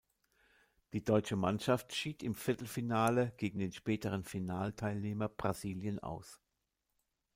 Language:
German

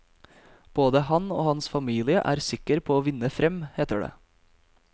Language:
Norwegian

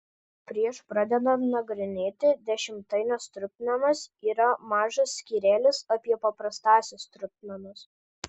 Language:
Lithuanian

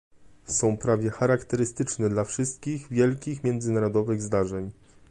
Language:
Polish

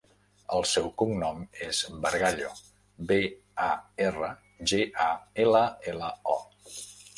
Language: Catalan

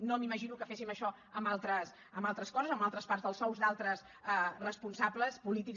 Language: Catalan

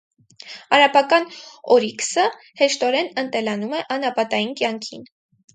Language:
Armenian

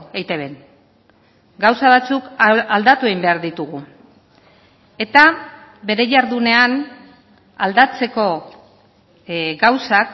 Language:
Basque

